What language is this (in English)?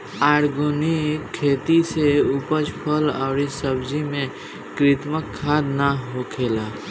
Bhojpuri